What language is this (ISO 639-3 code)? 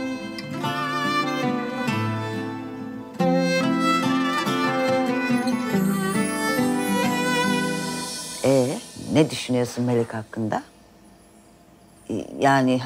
tur